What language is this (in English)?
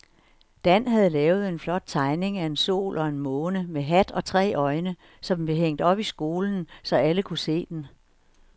Danish